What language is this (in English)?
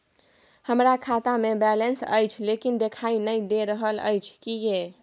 Maithili